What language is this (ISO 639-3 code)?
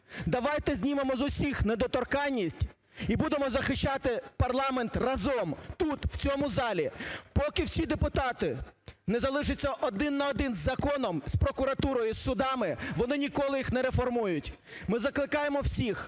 ukr